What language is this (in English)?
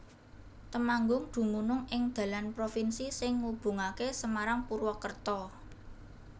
Javanese